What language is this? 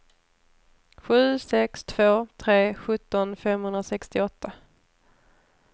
Swedish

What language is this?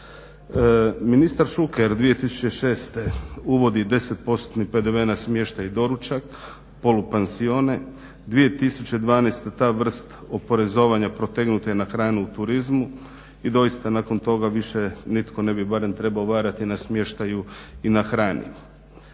Croatian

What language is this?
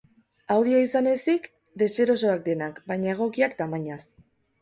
Basque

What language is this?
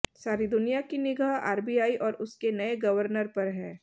Hindi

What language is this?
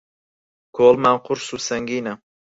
Central Kurdish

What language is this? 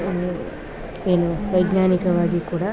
Kannada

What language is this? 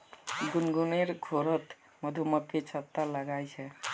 Magahi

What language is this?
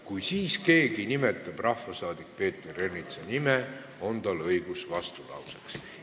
Estonian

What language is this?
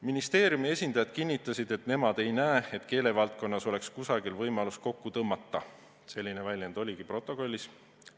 Estonian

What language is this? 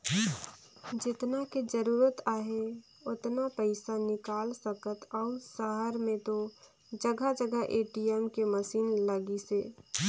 Chhattisgarhi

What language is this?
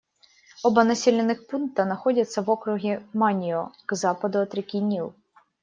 Russian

